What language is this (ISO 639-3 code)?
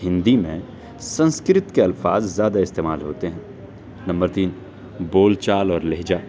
urd